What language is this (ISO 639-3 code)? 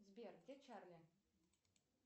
rus